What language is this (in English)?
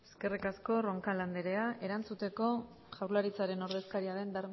Basque